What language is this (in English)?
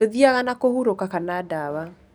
Kikuyu